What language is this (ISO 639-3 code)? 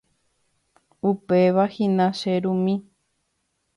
grn